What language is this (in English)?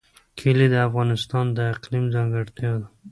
Pashto